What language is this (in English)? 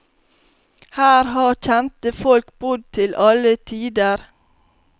Norwegian